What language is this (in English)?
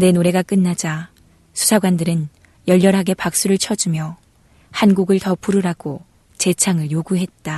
Korean